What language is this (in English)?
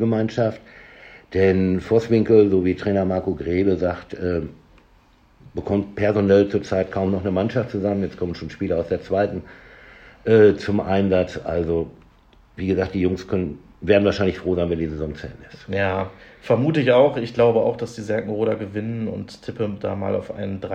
German